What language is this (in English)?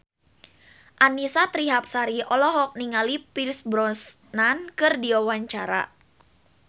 Sundanese